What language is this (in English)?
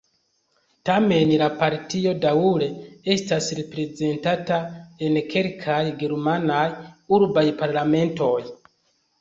Esperanto